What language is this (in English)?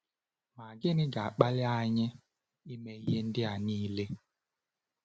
Igbo